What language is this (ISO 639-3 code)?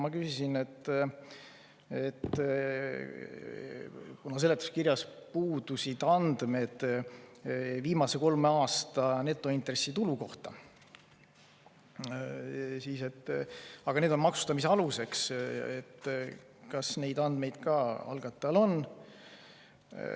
est